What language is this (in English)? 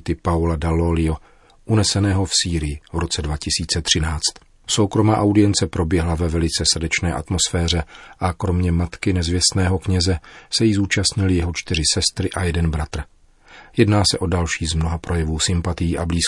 Czech